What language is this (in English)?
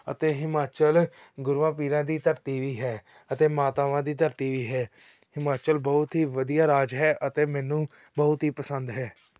Punjabi